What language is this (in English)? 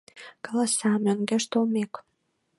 Mari